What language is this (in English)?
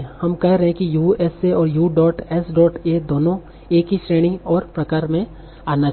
Hindi